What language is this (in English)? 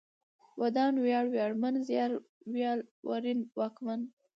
Pashto